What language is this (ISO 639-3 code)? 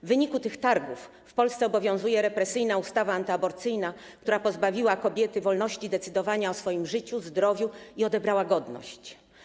pol